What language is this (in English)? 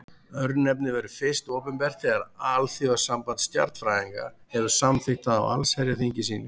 Icelandic